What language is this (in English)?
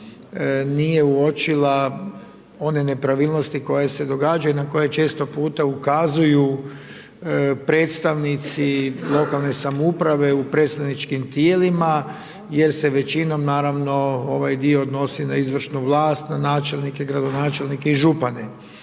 Croatian